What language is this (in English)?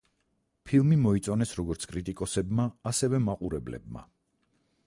Georgian